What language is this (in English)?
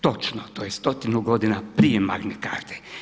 Croatian